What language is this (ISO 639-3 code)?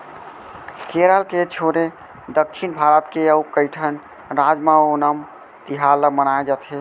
hne